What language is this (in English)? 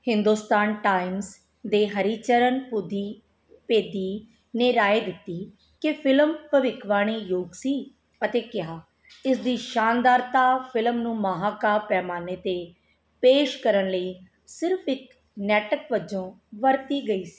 Punjabi